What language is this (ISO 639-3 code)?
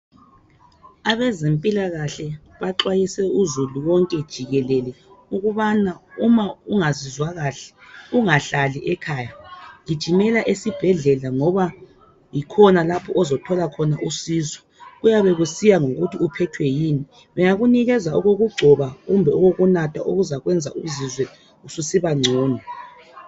nde